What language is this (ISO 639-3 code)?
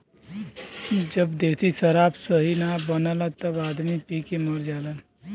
bho